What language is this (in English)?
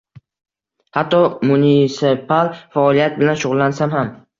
Uzbek